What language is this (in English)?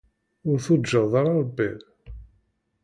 Kabyle